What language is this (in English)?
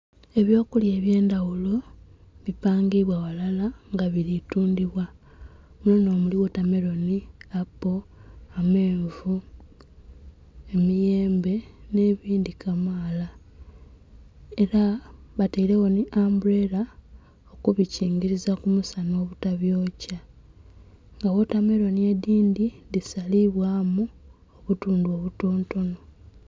Soga